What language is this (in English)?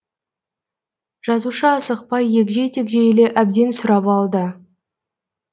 Kazakh